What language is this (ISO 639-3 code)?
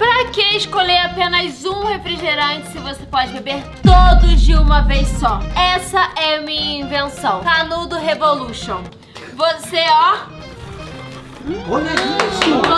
por